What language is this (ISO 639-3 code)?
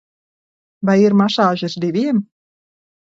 lav